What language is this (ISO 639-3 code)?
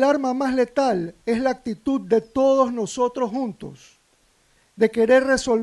spa